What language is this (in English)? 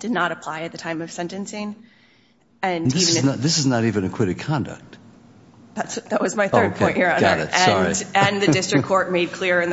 English